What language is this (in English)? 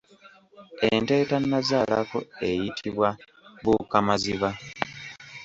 Ganda